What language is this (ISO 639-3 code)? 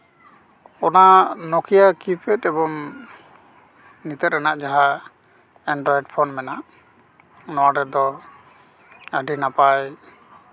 sat